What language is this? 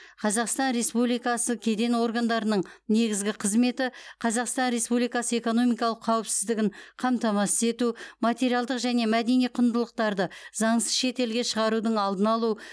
Kazakh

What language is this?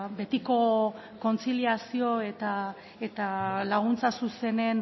Basque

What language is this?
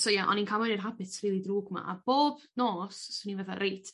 Welsh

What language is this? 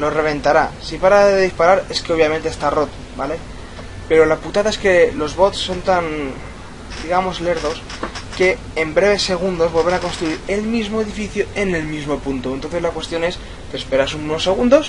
Spanish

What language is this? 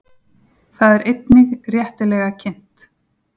Icelandic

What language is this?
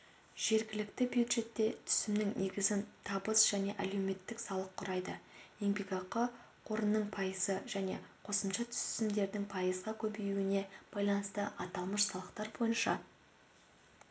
Kazakh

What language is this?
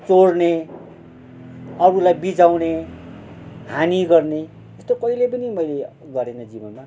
Nepali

